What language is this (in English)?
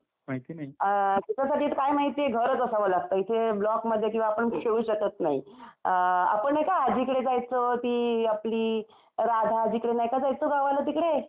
Marathi